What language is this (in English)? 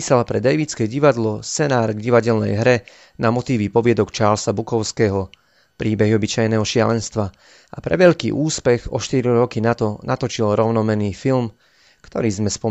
Slovak